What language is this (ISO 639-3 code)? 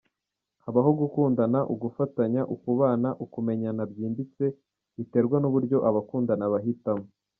kin